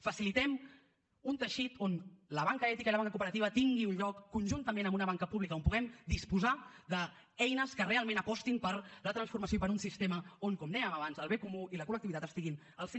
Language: Catalan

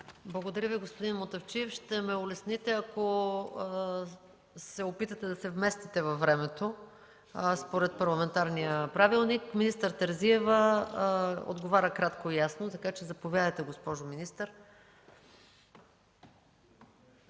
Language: Bulgarian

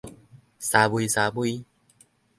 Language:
Min Nan Chinese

